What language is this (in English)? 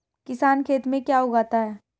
Hindi